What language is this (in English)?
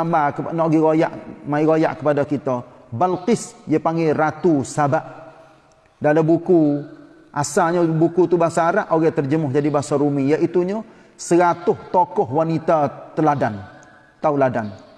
Malay